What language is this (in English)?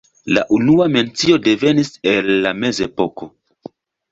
Esperanto